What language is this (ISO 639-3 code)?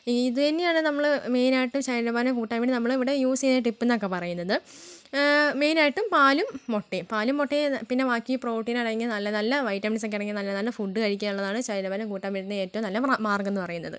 mal